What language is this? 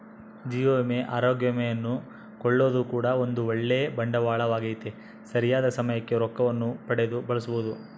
Kannada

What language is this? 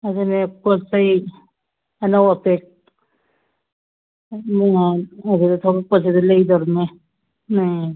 Manipuri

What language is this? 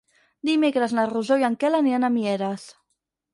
Catalan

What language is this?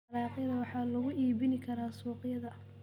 Somali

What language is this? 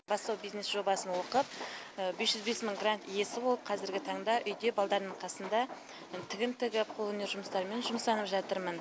Kazakh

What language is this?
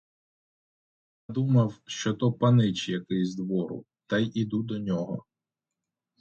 Ukrainian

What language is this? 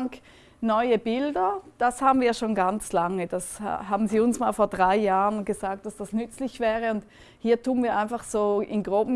German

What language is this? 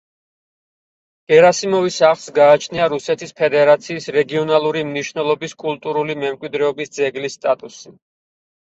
Georgian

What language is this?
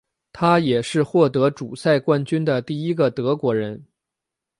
Chinese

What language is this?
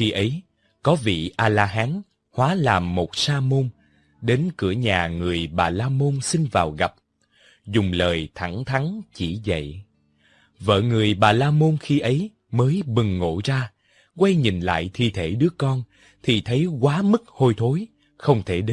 Vietnamese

